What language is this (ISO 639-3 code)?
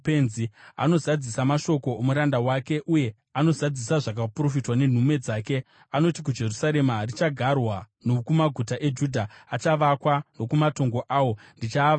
sna